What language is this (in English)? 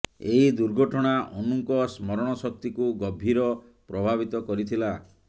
Odia